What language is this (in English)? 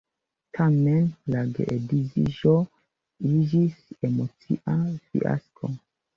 Esperanto